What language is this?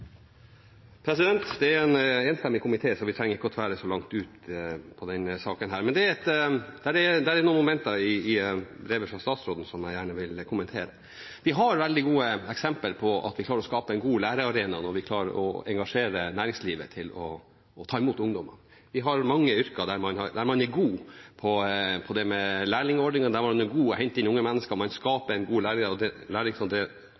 Norwegian Bokmål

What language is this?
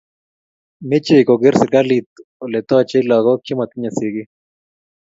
Kalenjin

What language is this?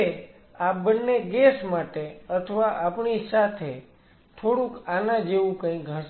Gujarati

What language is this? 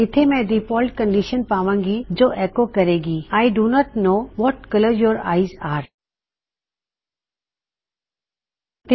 Punjabi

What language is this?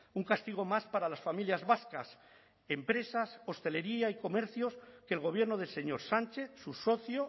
Spanish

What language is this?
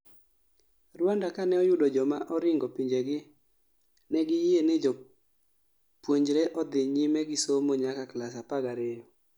Luo (Kenya and Tanzania)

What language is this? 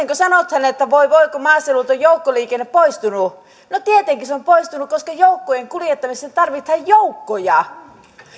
Finnish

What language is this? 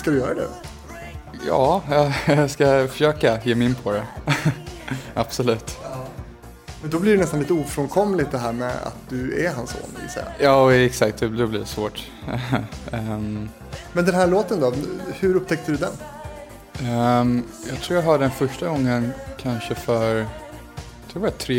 Swedish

